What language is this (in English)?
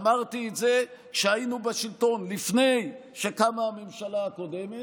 Hebrew